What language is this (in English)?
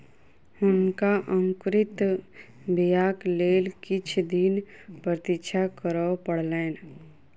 Maithili